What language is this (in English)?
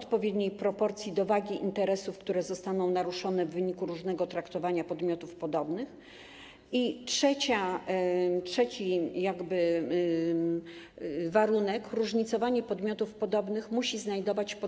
Polish